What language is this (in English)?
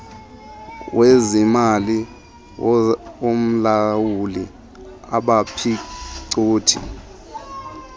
Xhosa